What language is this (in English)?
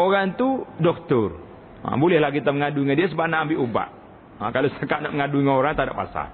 Malay